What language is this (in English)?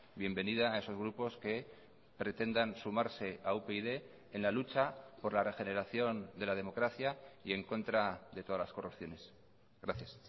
Spanish